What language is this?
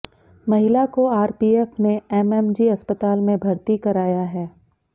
Hindi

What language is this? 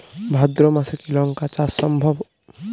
Bangla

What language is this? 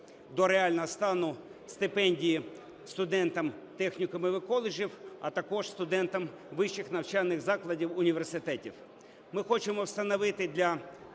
Ukrainian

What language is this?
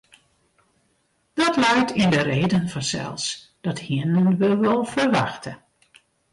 Western Frisian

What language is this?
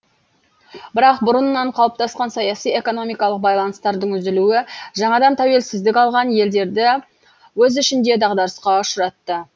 Kazakh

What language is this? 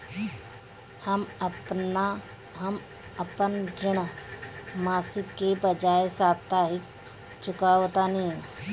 Bhojpuri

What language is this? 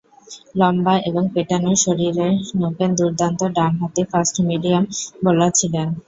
Bangla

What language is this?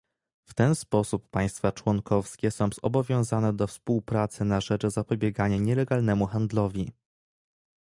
Polish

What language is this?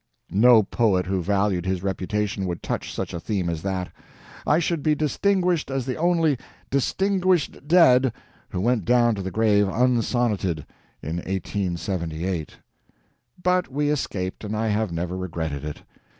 English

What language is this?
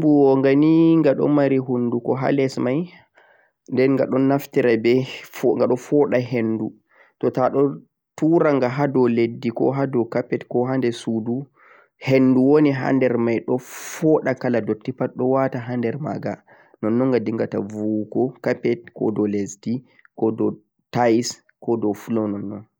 Central-Eastern Niger Fulfulde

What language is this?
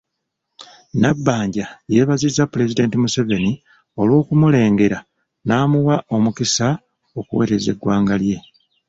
Ganda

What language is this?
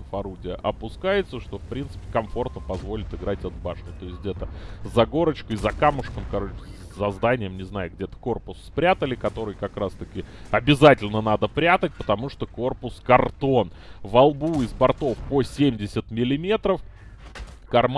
Russian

